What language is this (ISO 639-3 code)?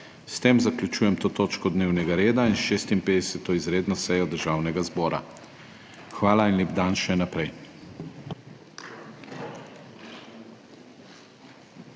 slv